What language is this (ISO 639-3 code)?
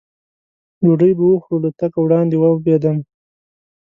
pus